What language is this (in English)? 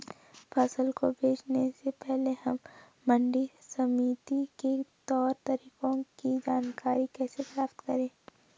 Hindi